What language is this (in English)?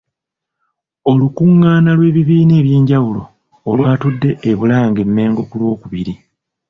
Ganda